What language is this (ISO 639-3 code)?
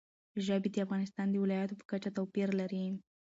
pus